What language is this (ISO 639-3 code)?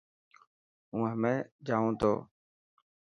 mki